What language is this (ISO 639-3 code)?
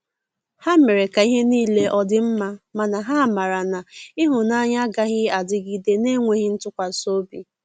ibo